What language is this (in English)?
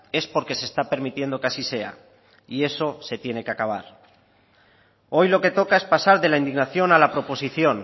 Spanish